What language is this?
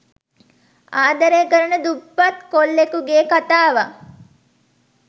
Sinhala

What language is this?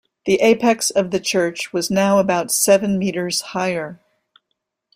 English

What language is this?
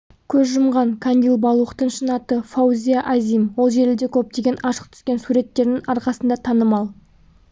Kazakh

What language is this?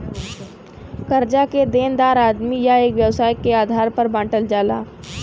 Bhojpuri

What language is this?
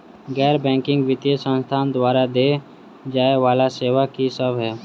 Maithili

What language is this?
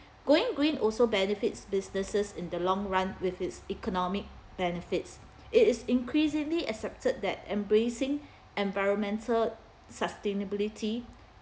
English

